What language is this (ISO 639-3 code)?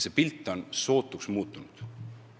est